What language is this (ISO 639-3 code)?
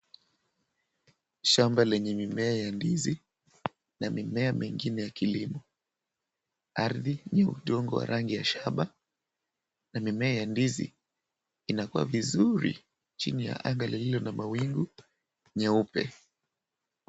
swa